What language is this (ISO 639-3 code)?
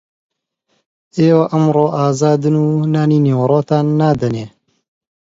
ckb